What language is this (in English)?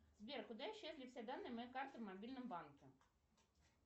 Russian